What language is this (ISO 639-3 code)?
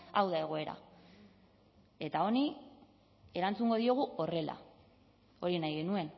eus